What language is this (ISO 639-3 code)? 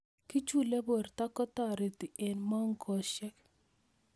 kln